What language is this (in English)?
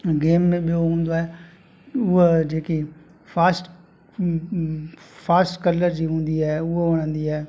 Sindhi